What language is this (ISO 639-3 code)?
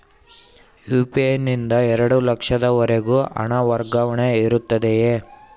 kan